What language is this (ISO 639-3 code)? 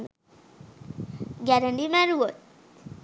sin